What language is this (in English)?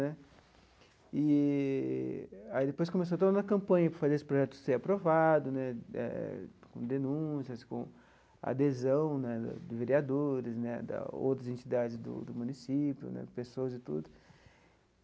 Portuguese